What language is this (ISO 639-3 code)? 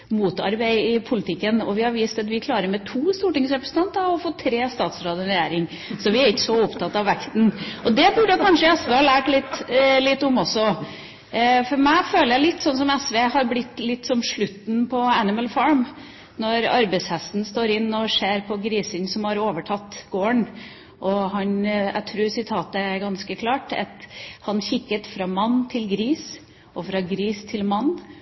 nob